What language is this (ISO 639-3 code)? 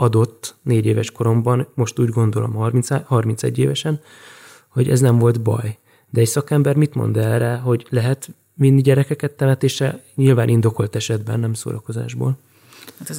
hun